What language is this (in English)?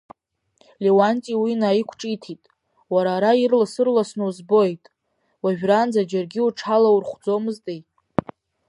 Abkhazian